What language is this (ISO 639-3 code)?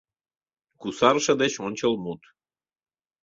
chm